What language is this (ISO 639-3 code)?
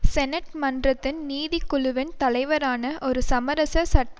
tam